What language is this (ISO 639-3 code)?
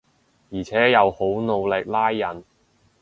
yue